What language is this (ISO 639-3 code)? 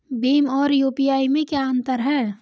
hin